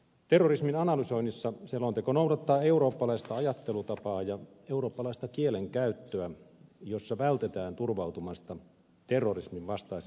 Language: Finnish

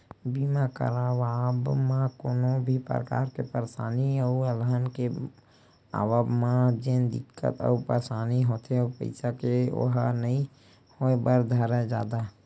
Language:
Chhattisgarhi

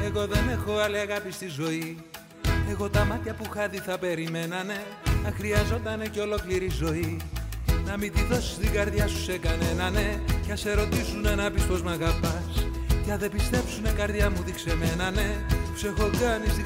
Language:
Greek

